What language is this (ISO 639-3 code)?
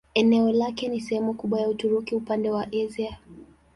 swa